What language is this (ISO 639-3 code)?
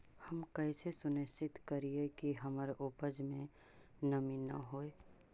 mag